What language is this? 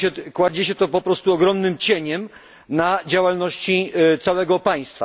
Polish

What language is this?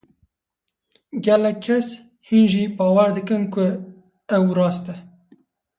Kurdish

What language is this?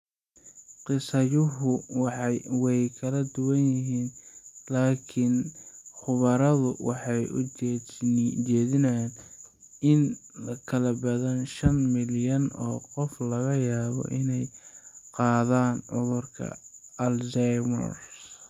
Somali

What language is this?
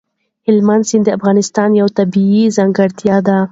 Pashto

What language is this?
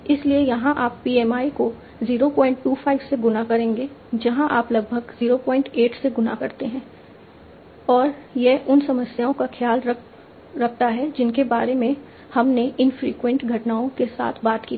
Hindi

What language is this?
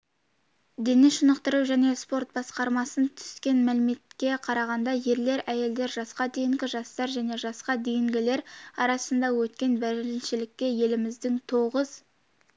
Kazakh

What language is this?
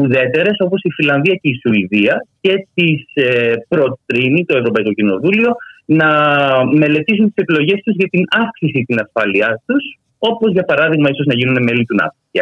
Greek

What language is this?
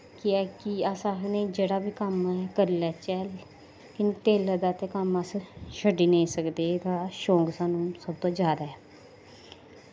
Dogri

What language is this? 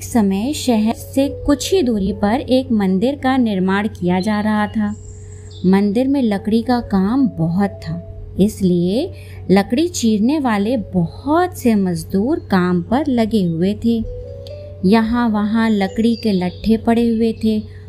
Hindi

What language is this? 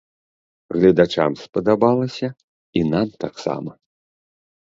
Belarusian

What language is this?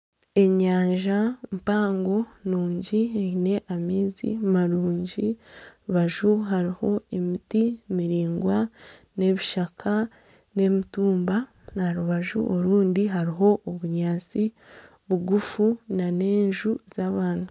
Nyankole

